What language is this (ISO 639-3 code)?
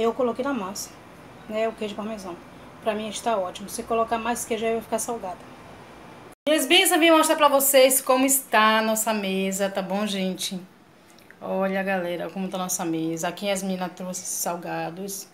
por